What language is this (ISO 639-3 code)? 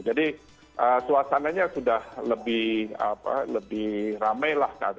ind